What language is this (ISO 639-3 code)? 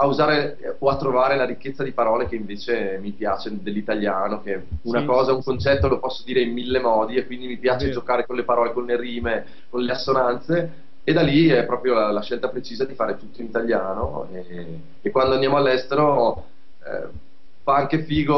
ita